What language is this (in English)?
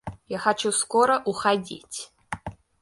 Russian